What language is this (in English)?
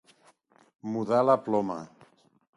Catalan